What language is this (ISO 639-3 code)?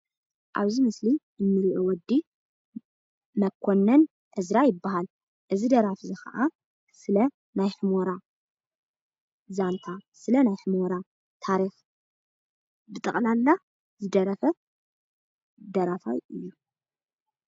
tir